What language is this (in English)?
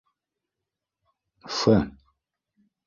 Bashkir